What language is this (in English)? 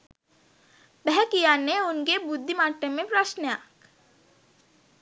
Sinhala